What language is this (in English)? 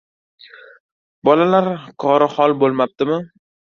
Uzbek